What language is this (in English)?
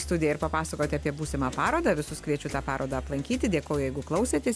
Lithuanian